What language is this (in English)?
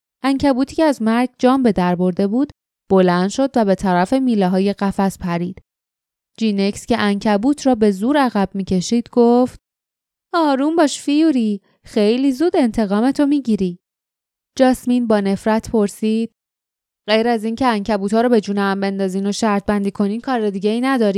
Persian